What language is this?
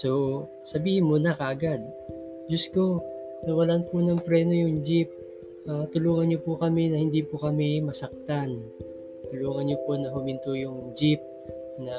Filipino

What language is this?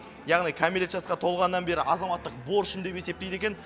Kazakh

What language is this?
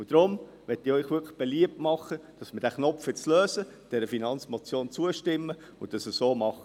Swiss German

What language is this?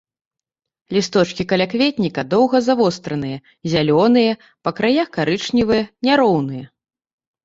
Belarusian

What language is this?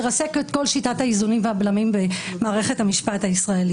Hebrew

